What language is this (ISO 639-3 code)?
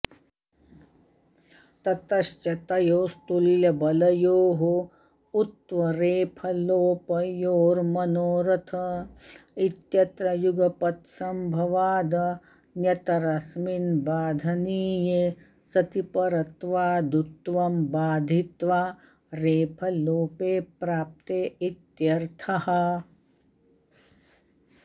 san